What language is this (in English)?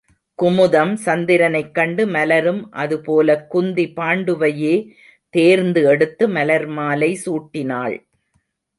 Tamil